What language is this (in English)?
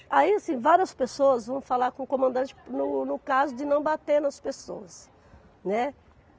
Portuguese